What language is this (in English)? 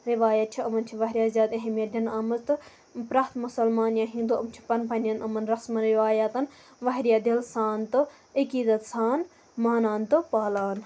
Kashmiri